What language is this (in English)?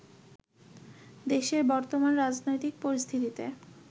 Bangla